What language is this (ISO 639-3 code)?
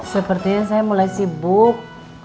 ind